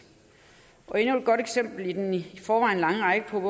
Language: Danish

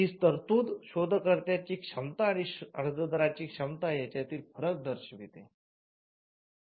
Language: Marathi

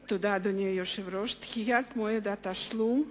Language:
Hebrew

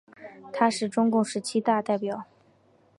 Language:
Chinese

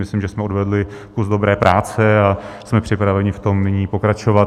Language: Czech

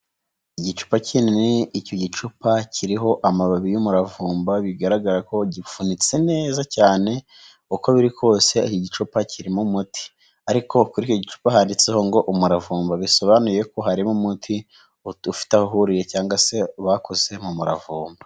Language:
Kinyarwanda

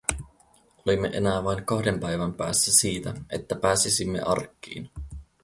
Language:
Finnish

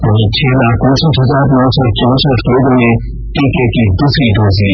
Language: Hindi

